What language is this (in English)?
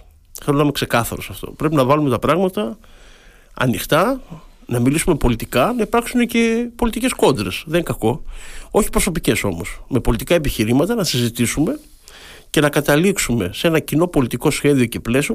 Greek